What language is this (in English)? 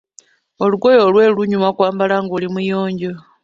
Ganda